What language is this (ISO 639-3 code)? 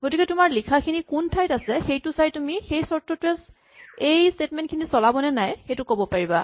asm